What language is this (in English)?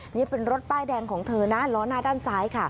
Thai